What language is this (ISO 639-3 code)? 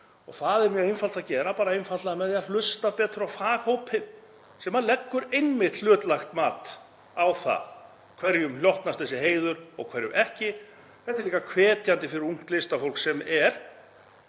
isl